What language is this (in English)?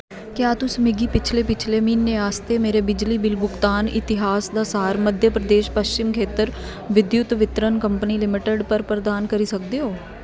Dogri